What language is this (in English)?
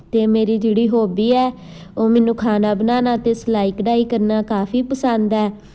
Punjabi